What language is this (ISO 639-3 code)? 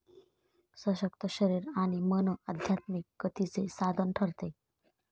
mar